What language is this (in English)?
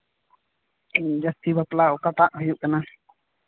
Santali